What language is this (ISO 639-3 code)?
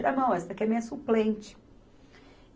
por